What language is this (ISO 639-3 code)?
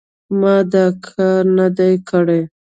pus